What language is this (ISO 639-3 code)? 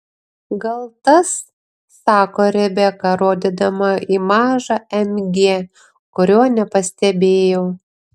lit